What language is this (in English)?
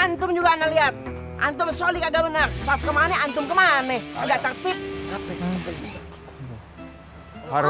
Indonesian